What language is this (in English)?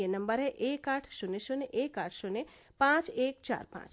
Hindi